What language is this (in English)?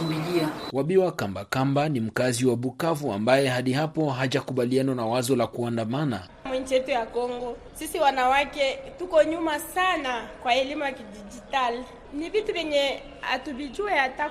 Swahili